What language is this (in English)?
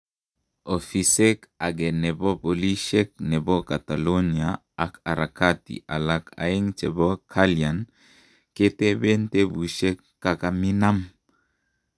Kalenjin